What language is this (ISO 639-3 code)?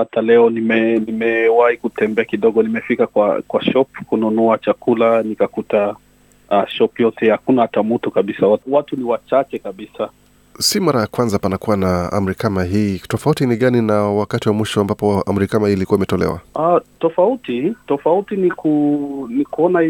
swa